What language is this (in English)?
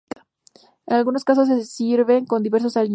Spanish